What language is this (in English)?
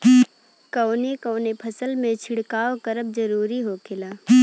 Bhojpuri